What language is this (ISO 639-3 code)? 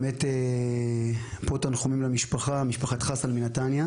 heb